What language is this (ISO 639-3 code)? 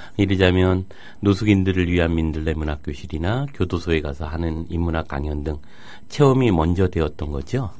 kor